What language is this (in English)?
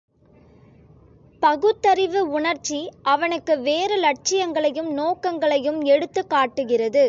Tamil